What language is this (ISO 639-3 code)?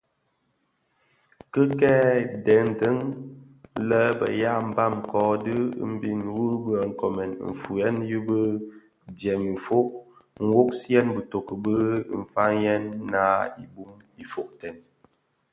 ksf